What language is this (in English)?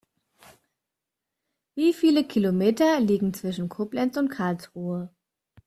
German